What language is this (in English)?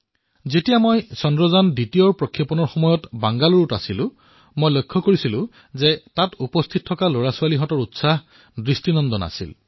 Assamese